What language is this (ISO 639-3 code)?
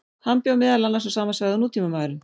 isl